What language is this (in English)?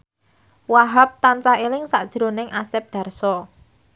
Javanese